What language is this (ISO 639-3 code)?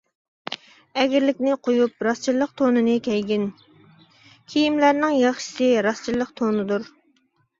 uig